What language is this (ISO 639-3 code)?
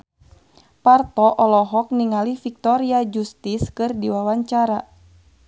sun